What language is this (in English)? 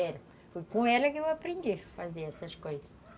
Portuguese